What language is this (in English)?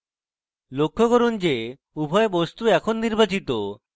Bangla